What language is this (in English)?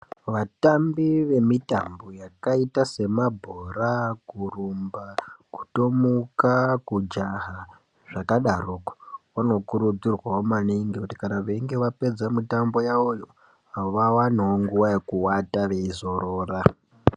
Ndau